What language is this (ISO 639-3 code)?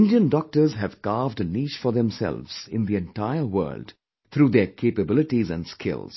eng